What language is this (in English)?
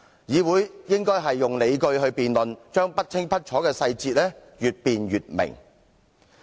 Cantonese